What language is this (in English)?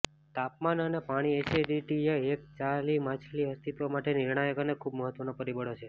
Gujarati